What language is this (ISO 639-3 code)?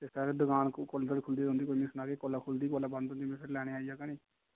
doi